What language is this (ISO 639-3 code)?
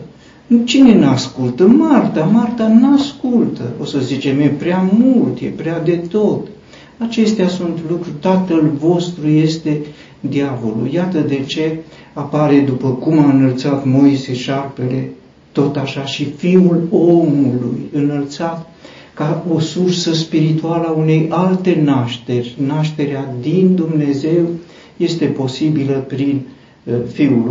ron